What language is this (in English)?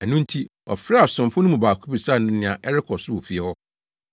Akan